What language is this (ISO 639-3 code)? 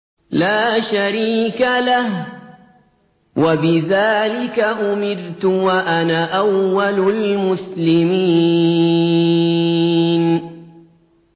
ara